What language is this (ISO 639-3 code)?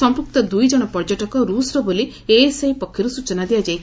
ori